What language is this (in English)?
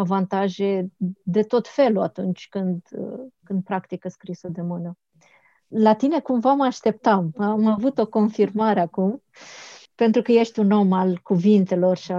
Romanian